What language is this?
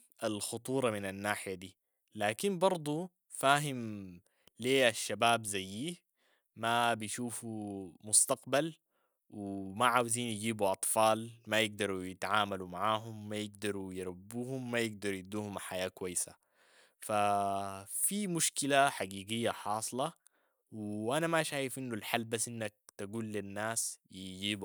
Sudanese Arabic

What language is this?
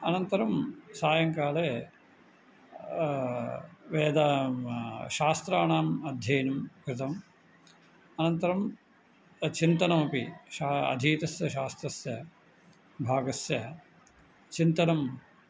Sanskrit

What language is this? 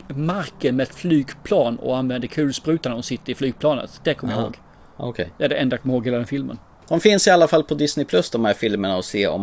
Swedish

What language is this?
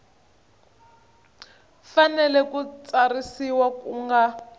Tsonga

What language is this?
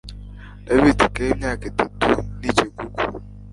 Kinyarwanda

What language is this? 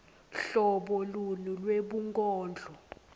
Swati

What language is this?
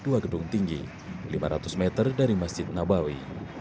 Indonesian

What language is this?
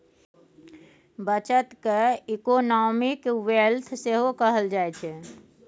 Maithili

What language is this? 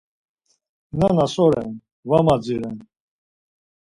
Laz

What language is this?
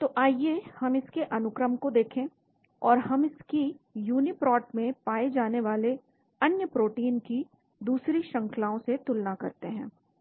Hindi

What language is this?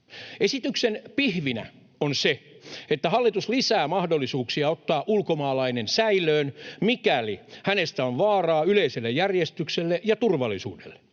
Finnish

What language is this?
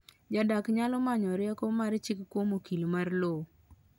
Luo (Kenya and Tanzania)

